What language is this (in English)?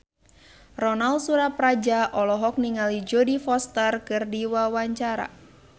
Sundanese